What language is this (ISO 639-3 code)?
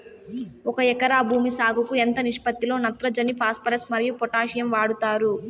tel